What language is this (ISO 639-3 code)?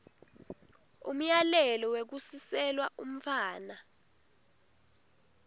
ssw